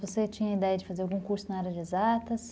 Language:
Portuguese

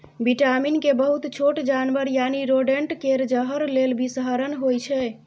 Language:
Maithili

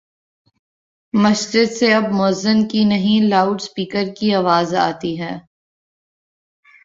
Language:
Urdu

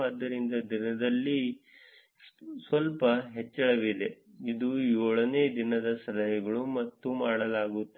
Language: Kannada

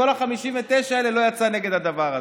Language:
Hebrew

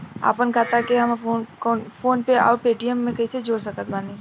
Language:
Bhojpuri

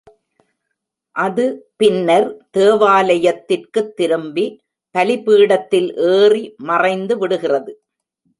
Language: Tamil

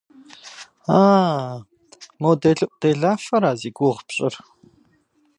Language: Kabardian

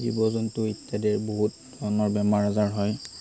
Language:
Assamese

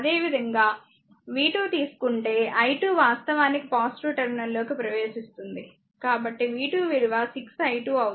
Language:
Telugu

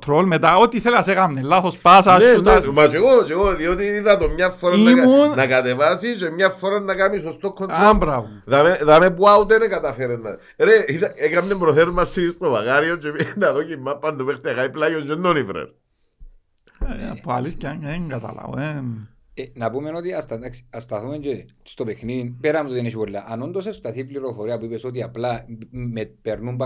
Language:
Greek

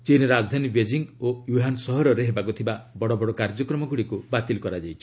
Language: Odia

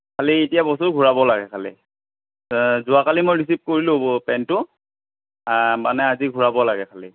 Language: Assamese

